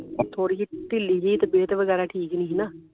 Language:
Punjabi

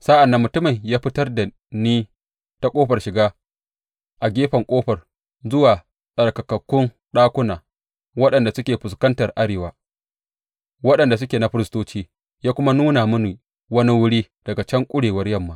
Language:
Hausa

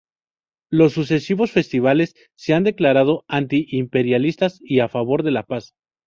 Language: Spanish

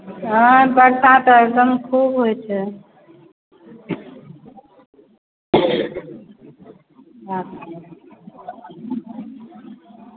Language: Maithili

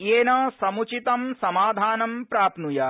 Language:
Sanskrit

